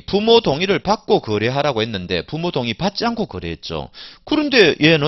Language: Korean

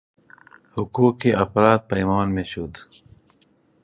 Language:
Persian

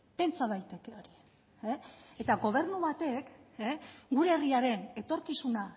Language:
Basque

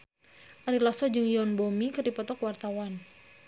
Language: Sundanese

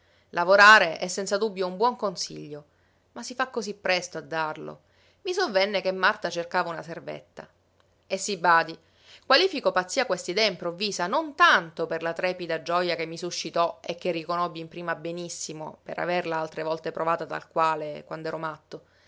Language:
Italian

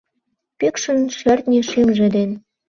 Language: Mari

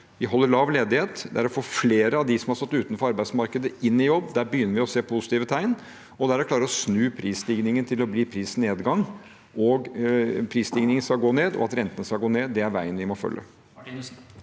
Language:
Norwegian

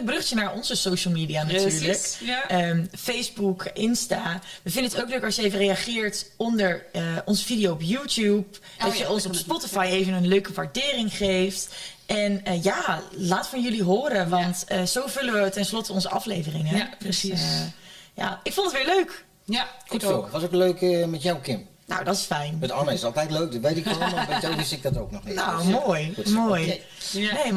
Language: Dutch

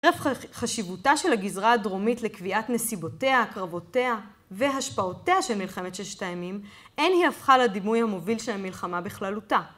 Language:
Hebrew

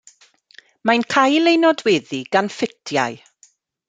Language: Welsh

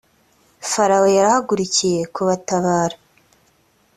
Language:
Kinyarwanda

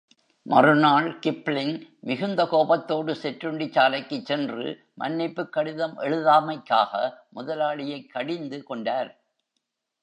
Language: Tamil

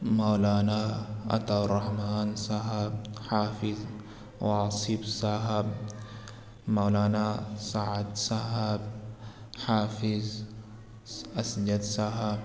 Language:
Urdu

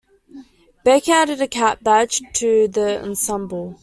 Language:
English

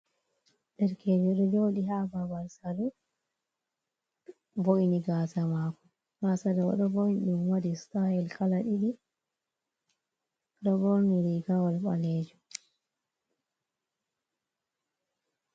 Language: Fula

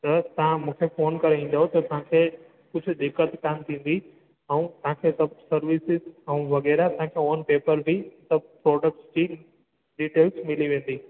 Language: Sindhi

